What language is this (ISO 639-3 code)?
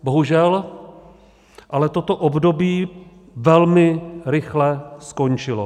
ces